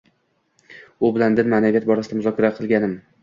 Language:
Uzbek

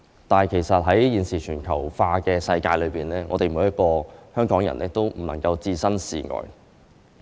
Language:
Cantonese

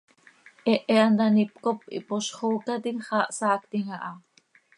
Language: Seri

